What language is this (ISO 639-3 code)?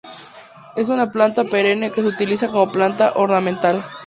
spa